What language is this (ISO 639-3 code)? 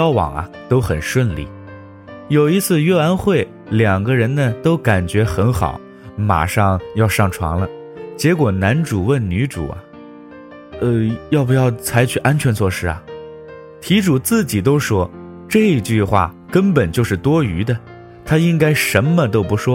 zho